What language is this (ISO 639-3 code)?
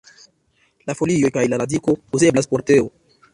epo